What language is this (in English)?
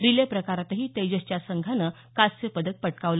Marathi